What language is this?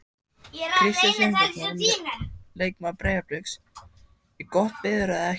Icelandic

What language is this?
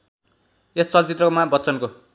Nepali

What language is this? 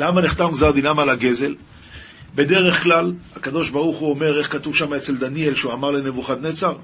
Hebrew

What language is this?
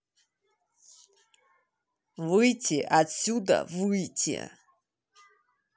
Russian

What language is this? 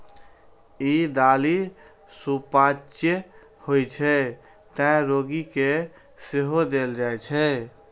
Maithili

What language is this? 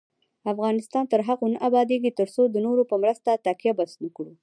Pashto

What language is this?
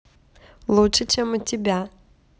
Russian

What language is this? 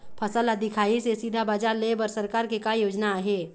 Chhattisgarhi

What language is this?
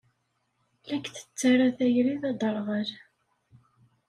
Kabyle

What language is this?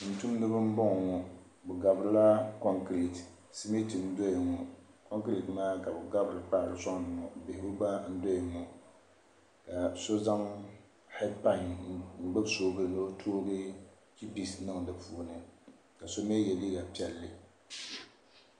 Dagbani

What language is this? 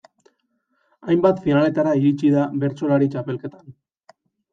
Basque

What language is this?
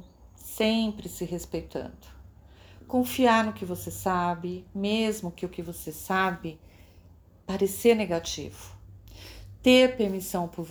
Portuguese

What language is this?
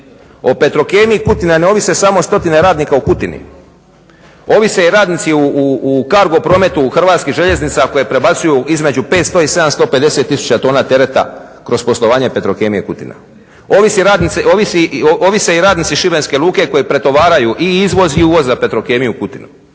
Croatian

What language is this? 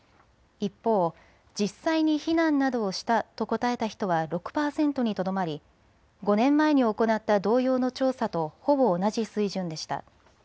Japanese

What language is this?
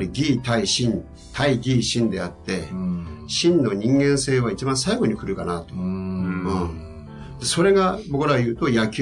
Japanese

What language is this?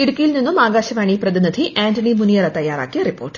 Malayalam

